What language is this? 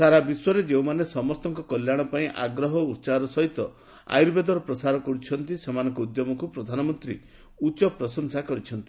Odia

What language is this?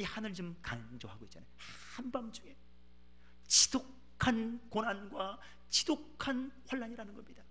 Korean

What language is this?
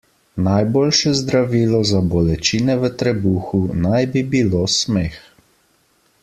Slovenian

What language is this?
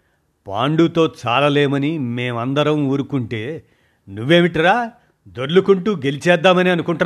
Telugu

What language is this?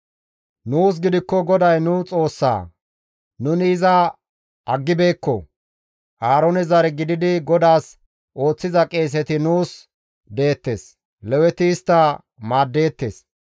Gamo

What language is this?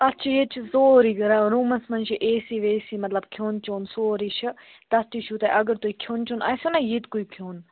Kashmiri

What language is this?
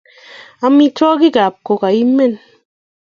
Kalenjin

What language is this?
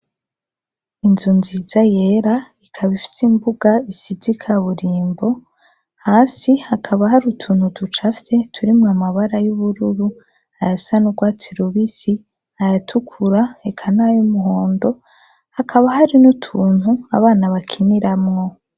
Rundi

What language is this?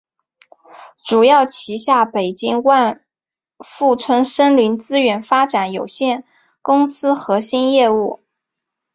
Chinese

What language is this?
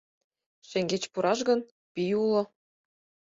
Mari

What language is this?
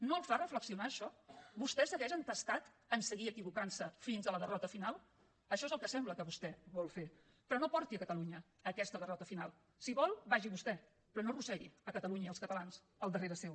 Catalan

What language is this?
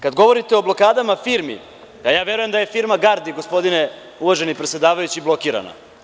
Serbian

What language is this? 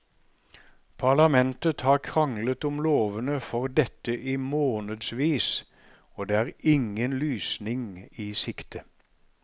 Norwegian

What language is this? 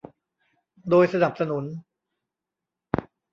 Thai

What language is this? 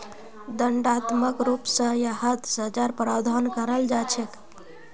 Magahi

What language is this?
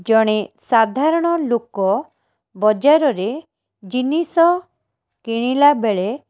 Odia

